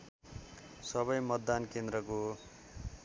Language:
Nepali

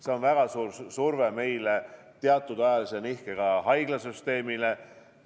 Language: Estonian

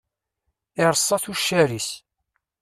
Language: Kabyle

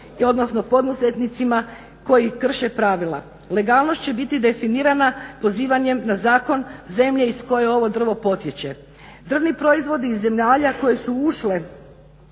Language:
Croatian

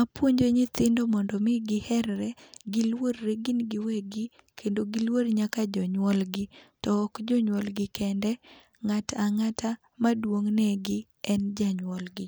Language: Luo (Kenya and Tanzania)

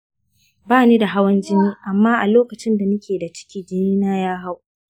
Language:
Hausa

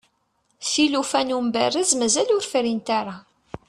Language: Kabyle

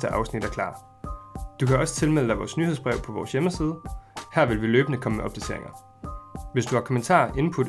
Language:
Danish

